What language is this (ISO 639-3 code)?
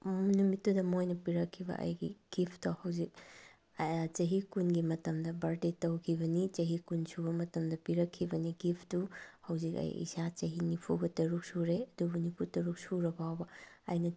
mni